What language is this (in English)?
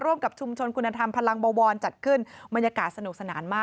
Thai